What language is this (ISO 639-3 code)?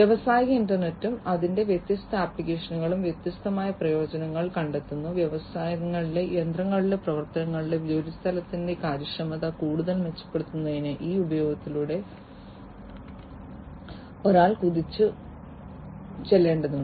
mal